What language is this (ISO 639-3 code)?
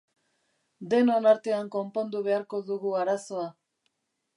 eus